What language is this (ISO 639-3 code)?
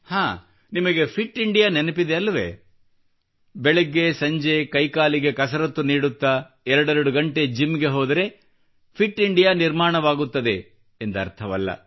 kan